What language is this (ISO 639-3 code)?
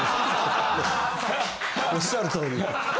jpn